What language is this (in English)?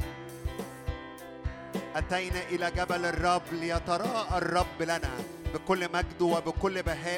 Arabic